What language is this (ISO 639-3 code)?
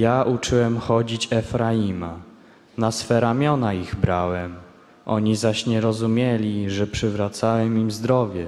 pol